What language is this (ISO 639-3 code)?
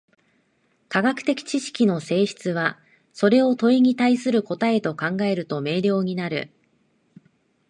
jpn